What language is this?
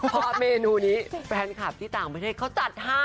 Thai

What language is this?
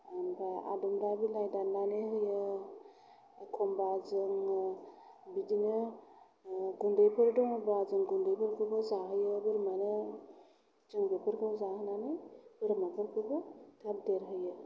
Bodo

